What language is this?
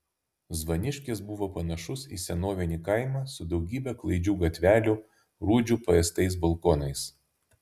Lithuanian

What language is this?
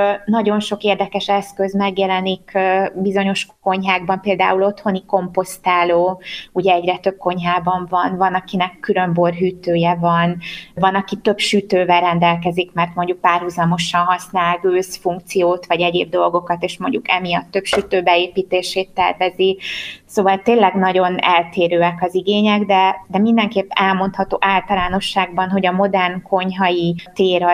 Hungarian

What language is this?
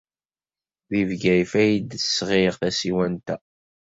Kabyle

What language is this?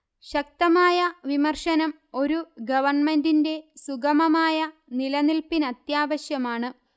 Malayalam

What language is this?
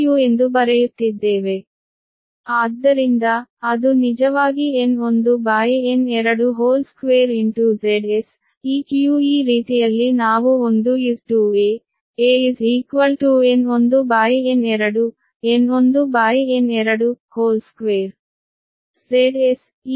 Kannada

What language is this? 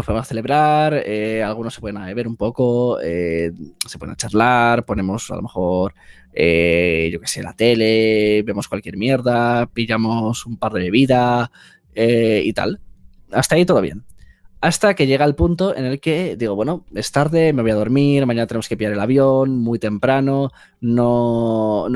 Spanish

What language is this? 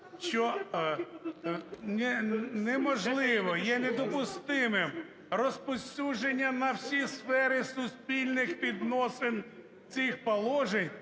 Ukrainian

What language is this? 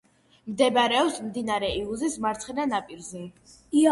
Georgian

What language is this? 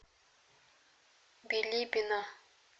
Russian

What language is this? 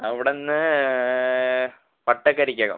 Malayalam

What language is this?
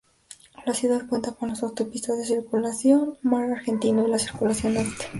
Spanish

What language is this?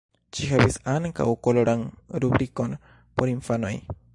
Esperanto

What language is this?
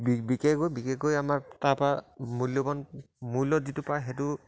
Assamese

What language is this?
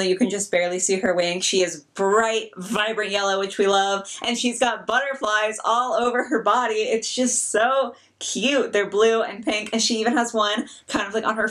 English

